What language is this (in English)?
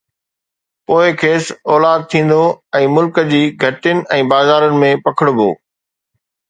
Sindhi